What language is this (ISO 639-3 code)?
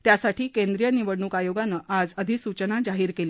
mar